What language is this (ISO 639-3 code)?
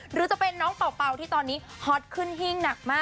tha